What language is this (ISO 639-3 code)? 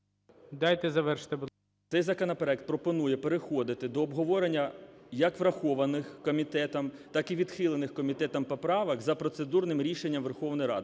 ukr